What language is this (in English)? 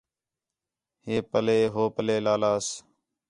Khetrani